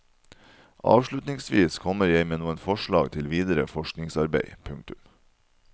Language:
Norwegian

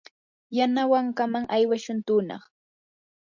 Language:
Yanahuanca Pasco Quechua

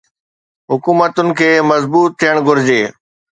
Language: Sindhi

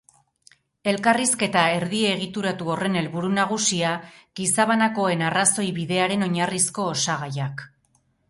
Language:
Basque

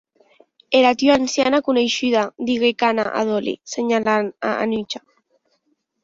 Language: Occitan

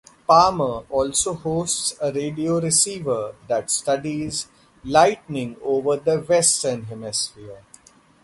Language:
English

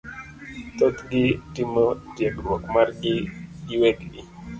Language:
Luo (Kenya and Tanzania)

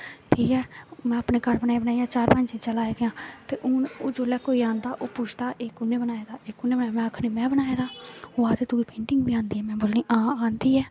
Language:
Dogri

